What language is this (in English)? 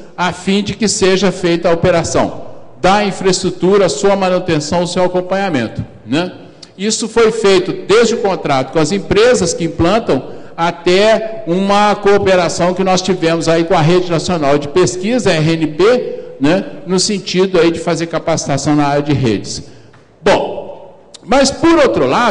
Portuguese